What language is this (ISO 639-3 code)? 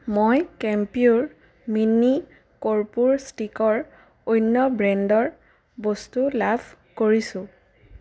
asm